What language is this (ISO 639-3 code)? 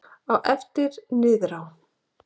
isl